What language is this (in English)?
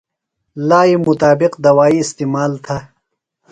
Phalura